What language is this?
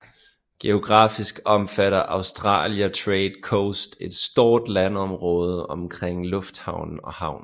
Danish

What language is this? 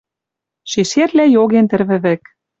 Western Mari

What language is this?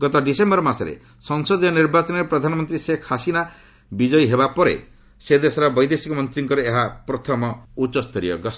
Odia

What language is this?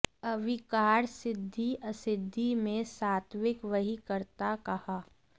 Sanskrit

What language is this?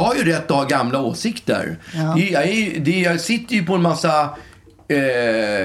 Swedish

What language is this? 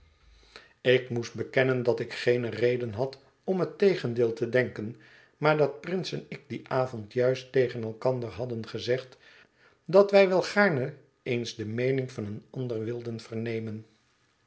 Dutch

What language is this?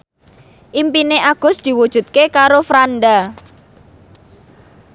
Javanese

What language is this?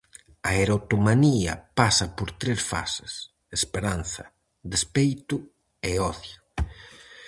Galician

